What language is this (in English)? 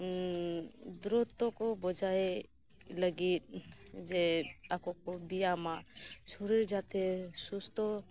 Santali